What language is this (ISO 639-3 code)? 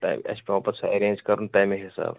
kas